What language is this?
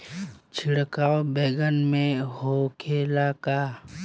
Bhojpuri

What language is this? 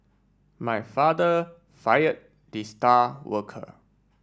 English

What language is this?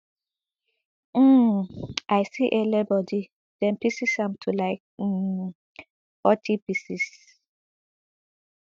Nigerian Pidgin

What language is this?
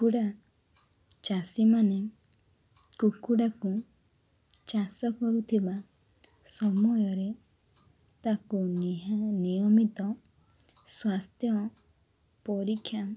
Odia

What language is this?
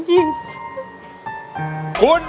Thai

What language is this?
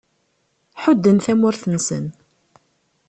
Kabyle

